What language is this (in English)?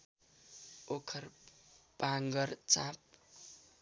Nepali